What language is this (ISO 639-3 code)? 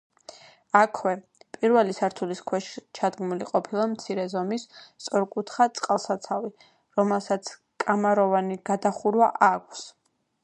kat